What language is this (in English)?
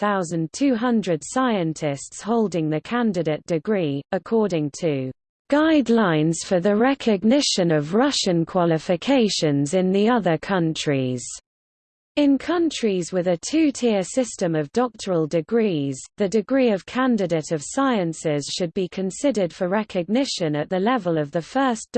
English